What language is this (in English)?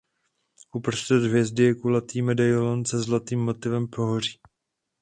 Czech